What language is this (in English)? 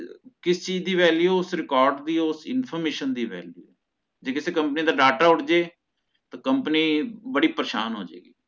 Punjabi